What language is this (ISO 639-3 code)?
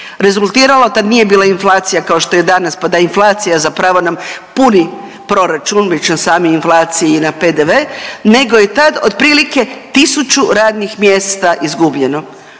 hrv